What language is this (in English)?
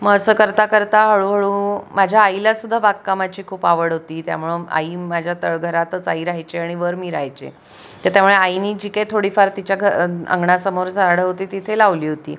Marathi